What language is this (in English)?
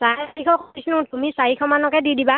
Assamese